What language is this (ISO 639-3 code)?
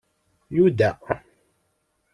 kab